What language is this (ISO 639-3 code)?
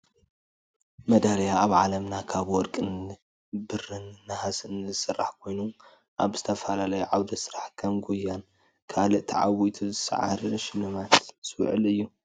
tir